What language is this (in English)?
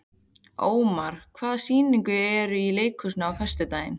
Icelandic